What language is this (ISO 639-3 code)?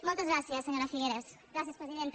cat